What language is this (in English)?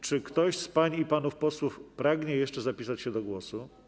Polish